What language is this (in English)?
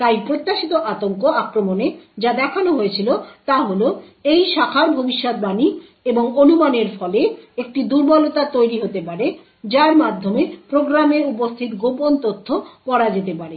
Bangla